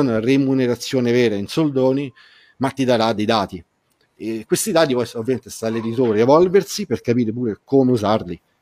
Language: Italian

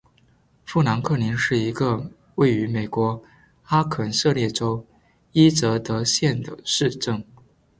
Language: Chinese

